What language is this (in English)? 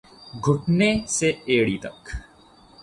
Urdu